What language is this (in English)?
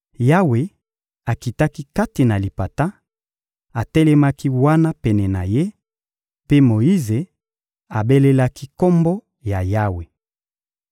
Lingala